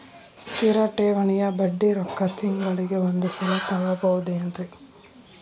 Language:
Kannada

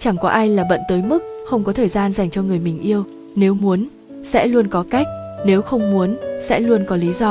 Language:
Vietnamese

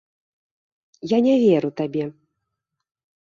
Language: Belarusian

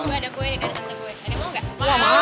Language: Indonesian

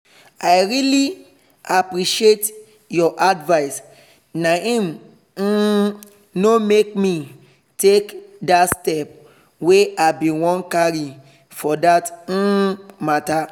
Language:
Nigerian Pidgin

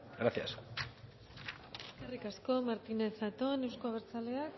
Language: Basque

